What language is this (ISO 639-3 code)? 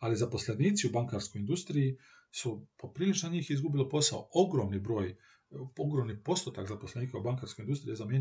hrv